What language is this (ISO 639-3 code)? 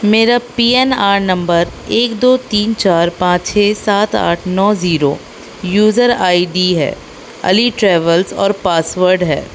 urd